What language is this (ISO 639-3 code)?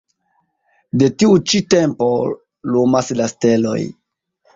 epo